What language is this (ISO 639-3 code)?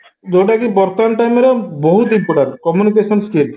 ori